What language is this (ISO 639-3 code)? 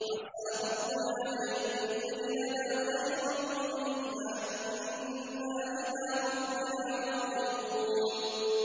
ara